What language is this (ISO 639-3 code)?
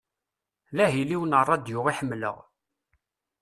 kab